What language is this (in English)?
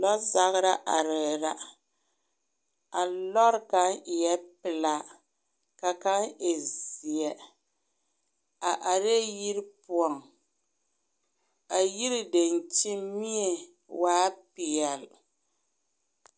Southern Dagaare